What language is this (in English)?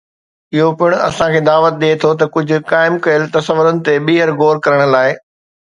Sindhi